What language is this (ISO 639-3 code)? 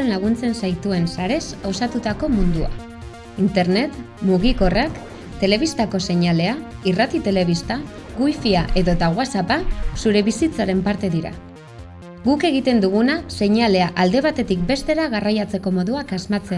spa